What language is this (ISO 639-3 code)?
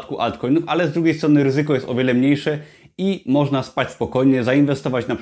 pol